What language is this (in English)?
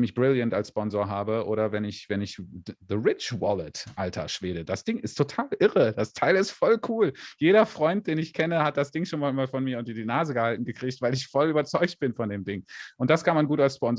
German